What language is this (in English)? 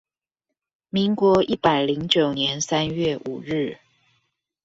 Chinese